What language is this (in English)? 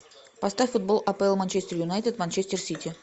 Russian